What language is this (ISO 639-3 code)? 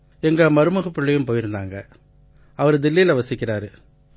tam